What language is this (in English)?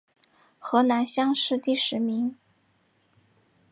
Chinese